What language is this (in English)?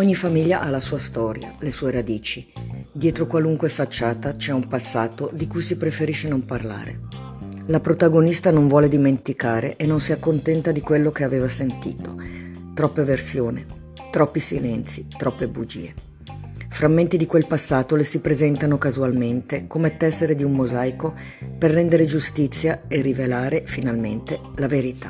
Italian